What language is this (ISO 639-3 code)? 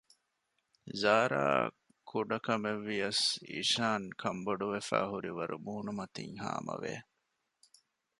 div